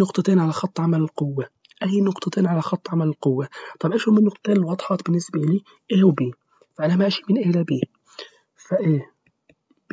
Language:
Arabic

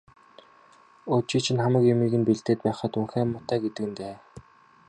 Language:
Mongolian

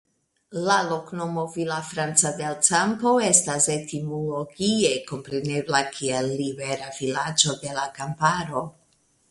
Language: Esperanto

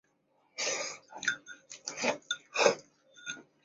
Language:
Chinese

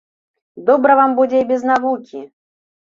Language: Belarusian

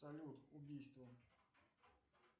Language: Russian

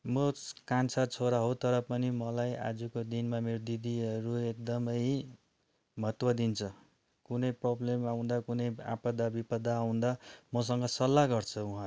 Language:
Nepali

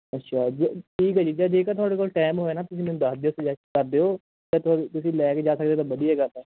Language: Punjabi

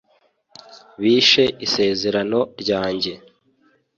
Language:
Kinyarwanda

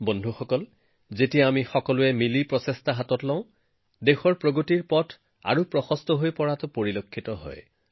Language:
Assamese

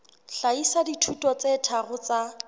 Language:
Southern Sotho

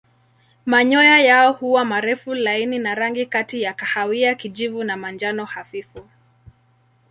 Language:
Swahili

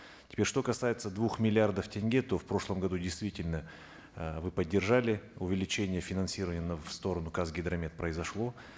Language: Kazakh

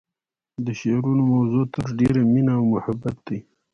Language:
Pashto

